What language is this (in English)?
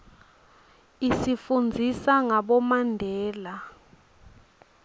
Swati